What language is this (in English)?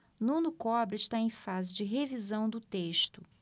Portuguese